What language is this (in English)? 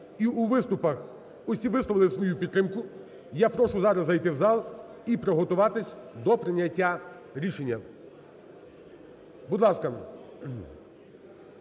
Ukrainian